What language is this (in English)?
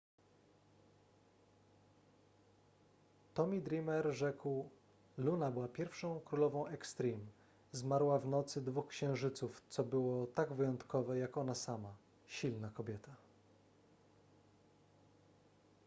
Polish